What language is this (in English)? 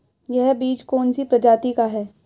Hindi